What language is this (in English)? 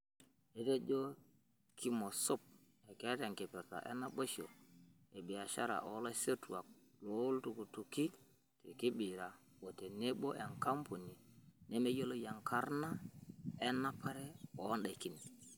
Masai